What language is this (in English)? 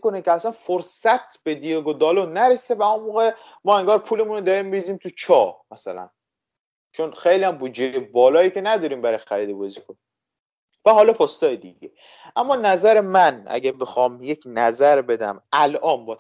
Persian